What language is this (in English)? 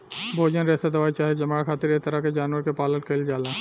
Bhojpuri